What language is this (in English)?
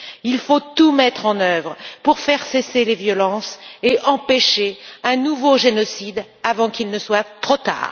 French